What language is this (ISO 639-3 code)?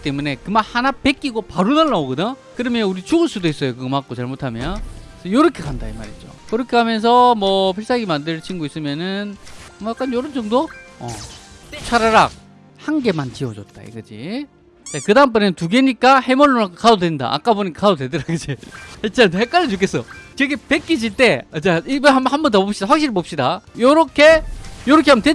kor